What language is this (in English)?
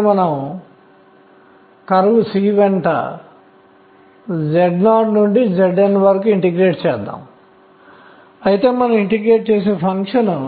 Telugu